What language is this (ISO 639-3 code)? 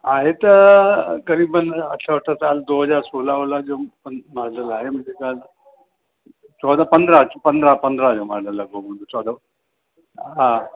snd